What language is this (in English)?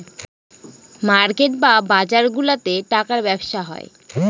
Bangla